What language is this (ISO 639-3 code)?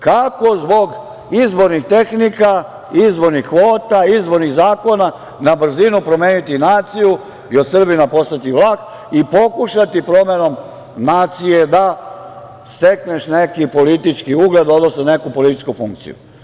srp